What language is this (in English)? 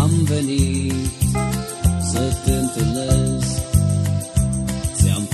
Romanian